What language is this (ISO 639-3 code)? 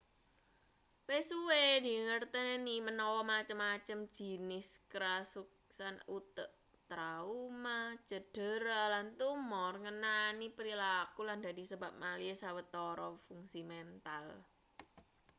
jav